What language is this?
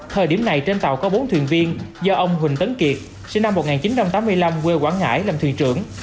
Vietnamese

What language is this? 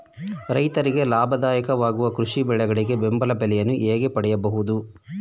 Kannada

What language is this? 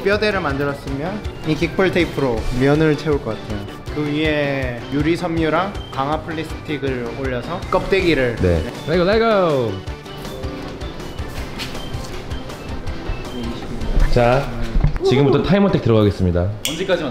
Korean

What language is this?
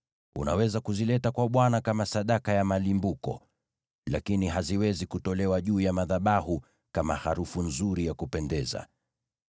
Swahili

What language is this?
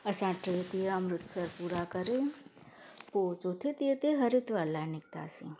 Sindhi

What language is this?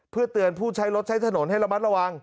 Thai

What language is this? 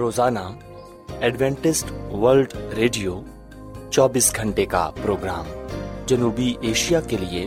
Urdu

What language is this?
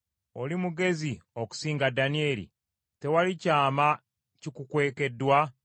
Ganda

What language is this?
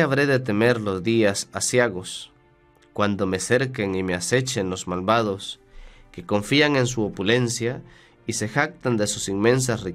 Spanish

